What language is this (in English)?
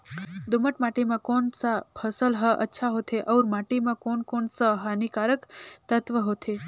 Chhattisgarhi